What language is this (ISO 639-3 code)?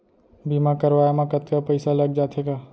hne